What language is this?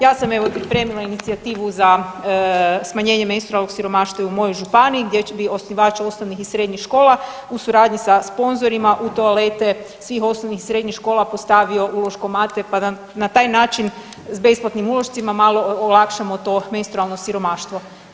Croatian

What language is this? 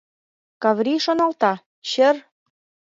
Mari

